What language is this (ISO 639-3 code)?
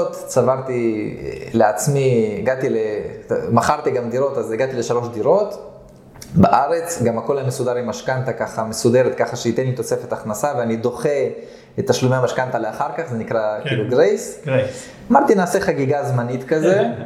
heb